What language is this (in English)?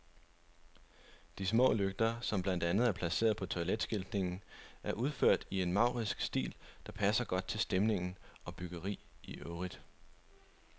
Danish